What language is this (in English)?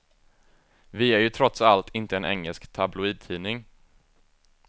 Swedish